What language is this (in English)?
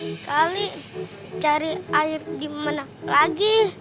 Indonesian